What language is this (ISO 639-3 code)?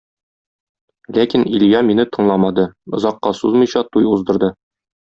tat